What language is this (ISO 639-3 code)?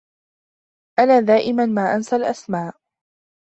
ara